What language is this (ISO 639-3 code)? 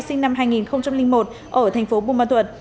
vie